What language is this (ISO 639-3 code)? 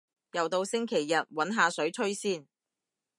yue